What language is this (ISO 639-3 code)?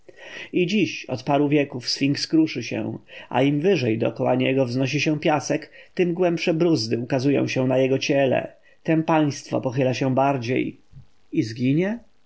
pol